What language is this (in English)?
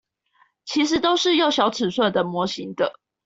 Chinese